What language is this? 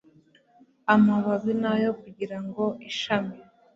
Kinyarwanda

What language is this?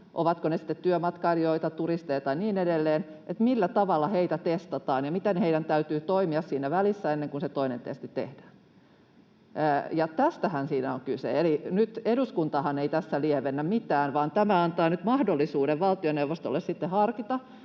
Finnish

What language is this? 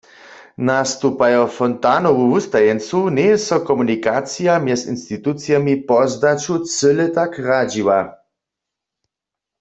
Upper Sorbian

